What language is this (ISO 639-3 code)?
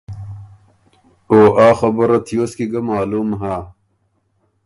oru